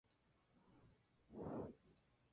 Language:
Spanish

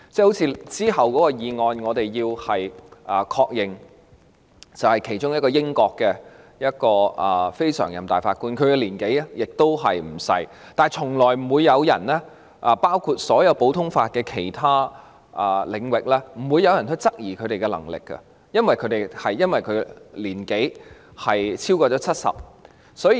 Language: Cantonese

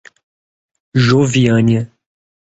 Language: Portuguese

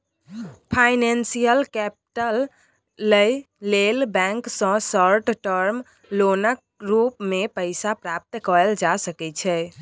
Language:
Maithili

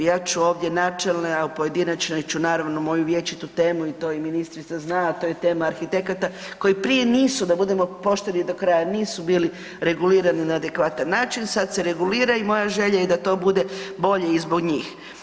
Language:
Croatian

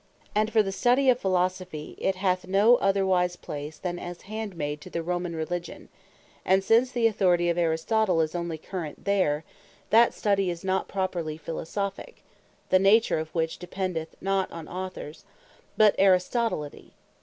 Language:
English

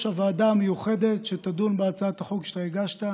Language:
Hebrew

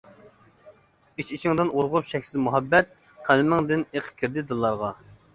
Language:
Uyghur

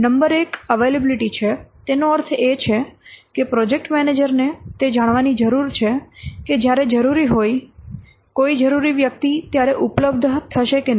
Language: Gujarati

